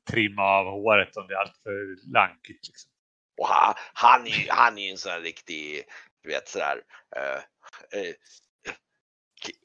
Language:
Swedish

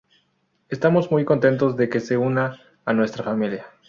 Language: Spanish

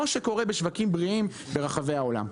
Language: Hebrew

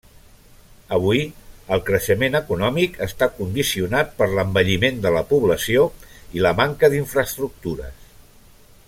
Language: Catalan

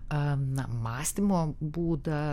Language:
Lithuanian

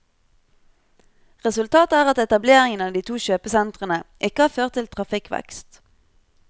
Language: Norwegian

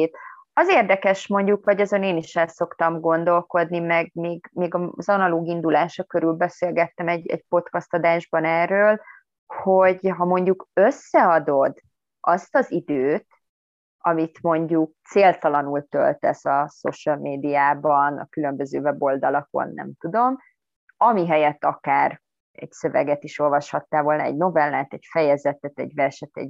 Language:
Hungarian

